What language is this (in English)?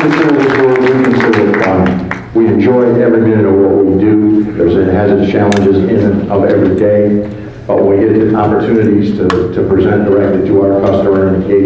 English